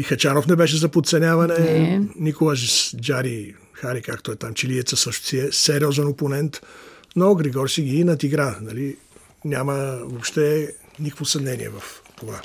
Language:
Bulgarian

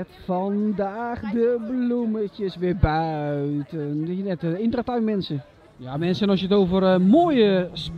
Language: Dutch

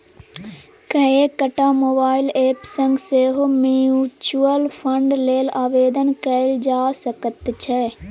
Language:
Maithili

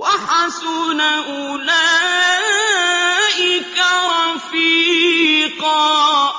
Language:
Arabic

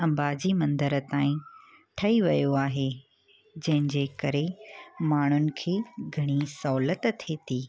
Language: Sindhi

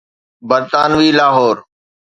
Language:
Sindhi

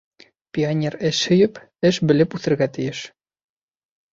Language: Bashkir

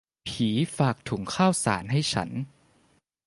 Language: Thai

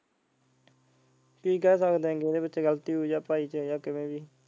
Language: Punjabi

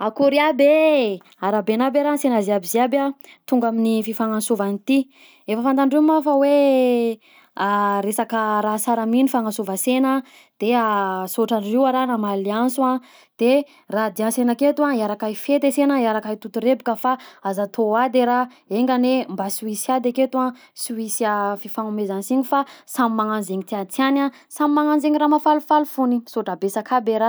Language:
Southern Betsimisaraka Malagasy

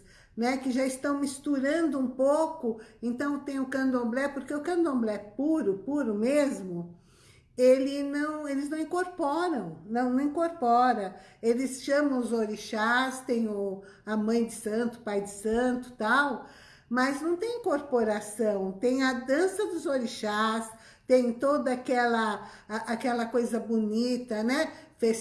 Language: Portuguese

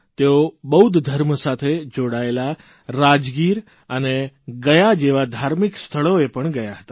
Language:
Gujarati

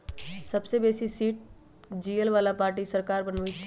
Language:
Magahi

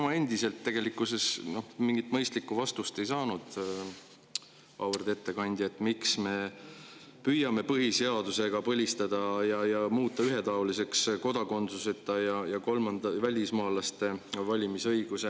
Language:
Estonian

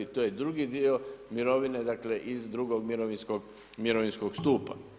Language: Croatian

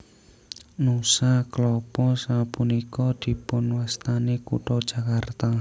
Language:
Javanese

